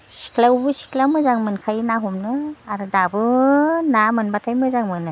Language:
Bodo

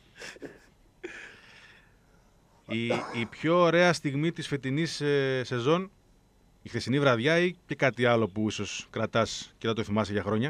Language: Greek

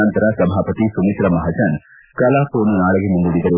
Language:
Kannada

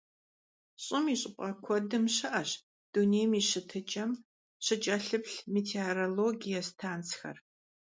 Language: Kabardian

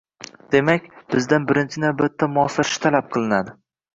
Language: Uzbek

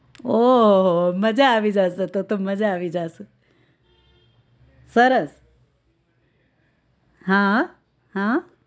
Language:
Gujarati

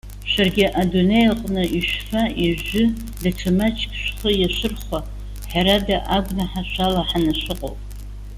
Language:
Abkhazian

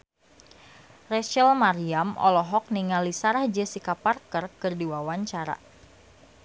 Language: Sundanese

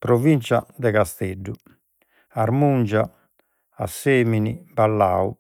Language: Sardinian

